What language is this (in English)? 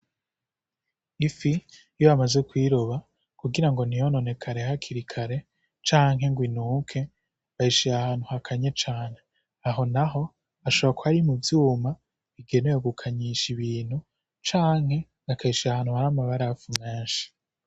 Rundi